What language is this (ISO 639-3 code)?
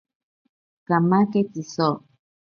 prq